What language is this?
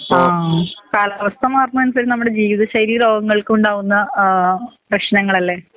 Malayalam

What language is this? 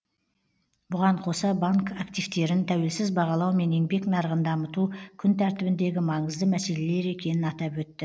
Kazakh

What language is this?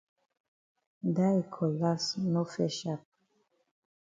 Cameroon Pidgin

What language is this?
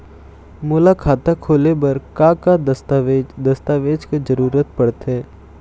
Chhattisgarhi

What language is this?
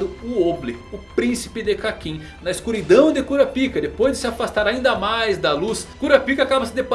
Portuguese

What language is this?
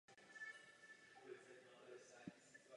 Czech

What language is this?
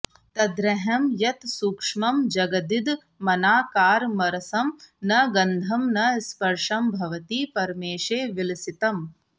Sanskrit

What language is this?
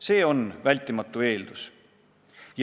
Estonian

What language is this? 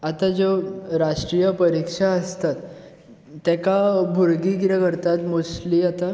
Konkani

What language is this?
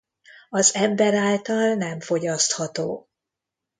Hungarian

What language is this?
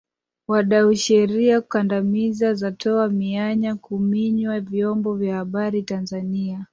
Swahili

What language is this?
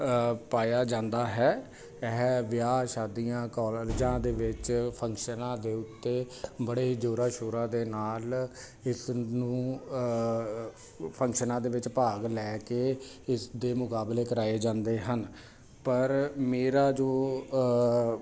Punjabi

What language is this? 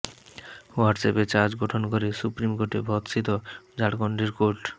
Bangla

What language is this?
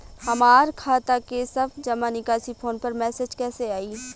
Bhojpuri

